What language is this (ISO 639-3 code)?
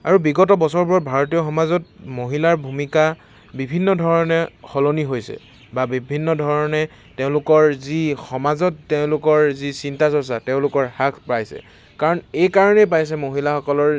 asm